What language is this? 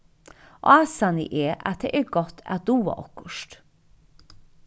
Faroese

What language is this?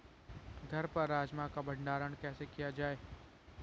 Hindi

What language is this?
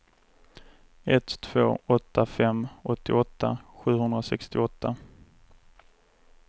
Swedish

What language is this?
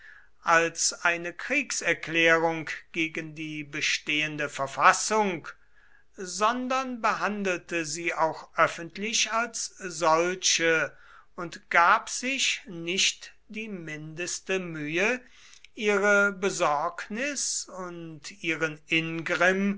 German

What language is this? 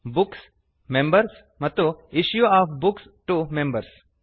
Kannada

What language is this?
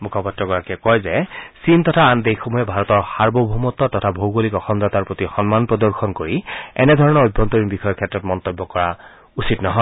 Assamese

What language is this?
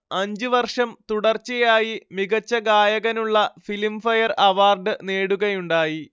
Malayalam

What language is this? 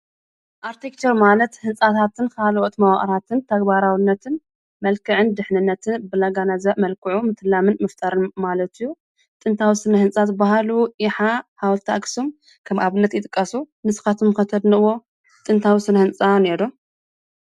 Tigrinya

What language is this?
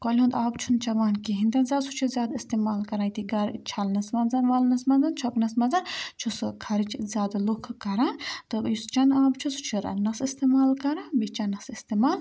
Kashmiri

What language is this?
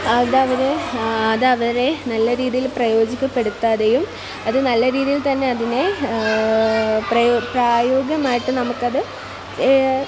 Malayalam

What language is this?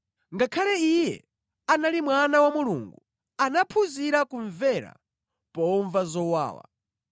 Nyanja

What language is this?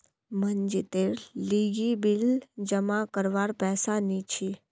Magahi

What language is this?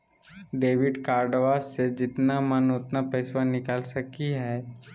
Magahi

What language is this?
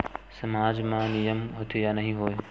Chhattisgarhi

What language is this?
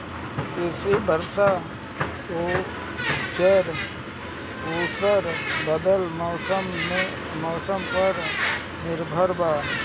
Bhojpuri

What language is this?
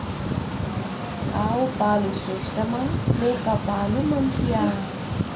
Telugu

